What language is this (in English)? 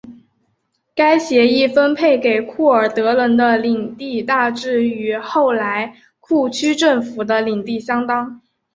Chinese